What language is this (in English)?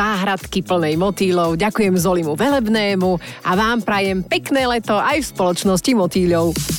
Slovak